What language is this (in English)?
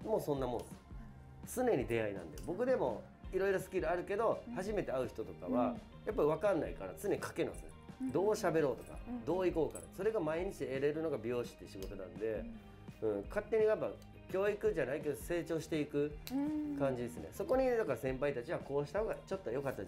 Japanese